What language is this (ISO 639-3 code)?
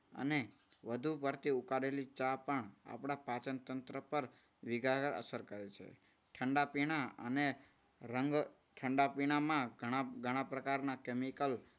guj